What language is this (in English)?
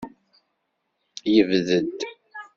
Kabyle